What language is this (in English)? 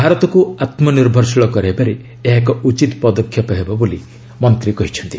Odia